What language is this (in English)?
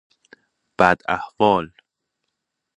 Persian